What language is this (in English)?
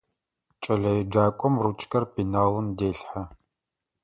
Adyghe